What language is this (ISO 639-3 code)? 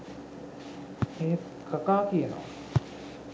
sin